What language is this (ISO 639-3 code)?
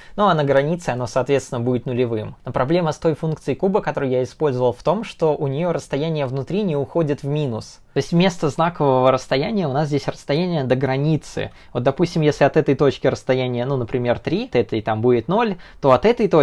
rus